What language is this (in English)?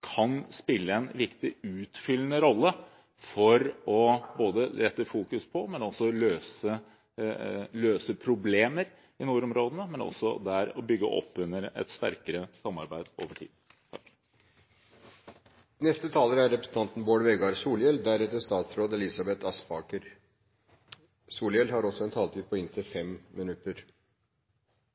Norwegian